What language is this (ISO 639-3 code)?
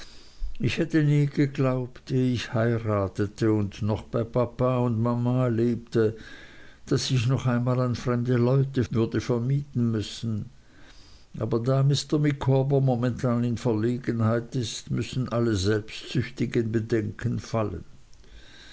deu